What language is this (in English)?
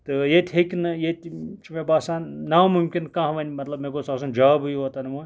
Kashmiri